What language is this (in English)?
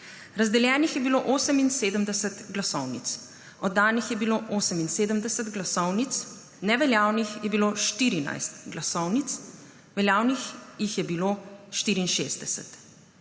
Slovenian